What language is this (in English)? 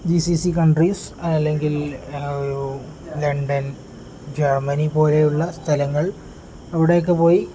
Malayalam